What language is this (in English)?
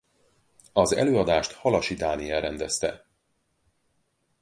Hungarian